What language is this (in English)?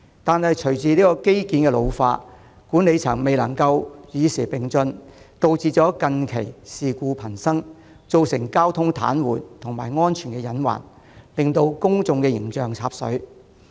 Cantonese